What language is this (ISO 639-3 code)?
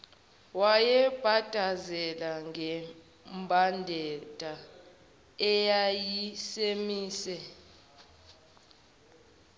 zul